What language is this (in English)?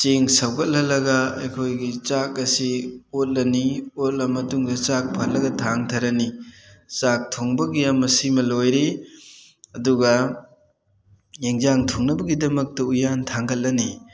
Manipuri